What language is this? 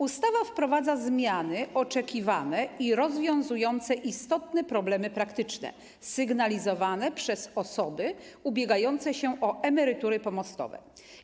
Polish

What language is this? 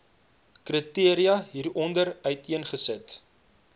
Afrikaans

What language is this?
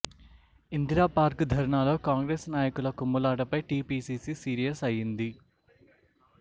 Telugu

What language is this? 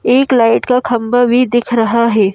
Hindi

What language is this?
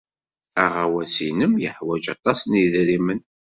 Kabyle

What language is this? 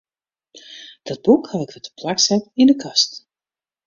Western Frisian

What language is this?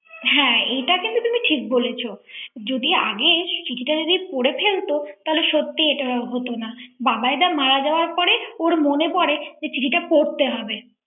Bangla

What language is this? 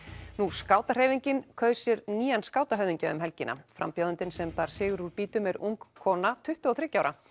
Icelandic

